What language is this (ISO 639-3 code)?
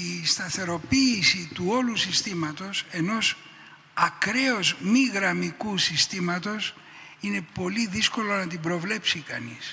ell